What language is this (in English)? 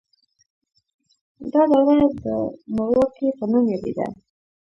Pashto